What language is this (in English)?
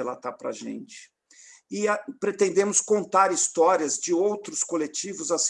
Portuguese